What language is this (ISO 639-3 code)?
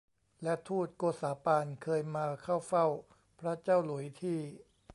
tha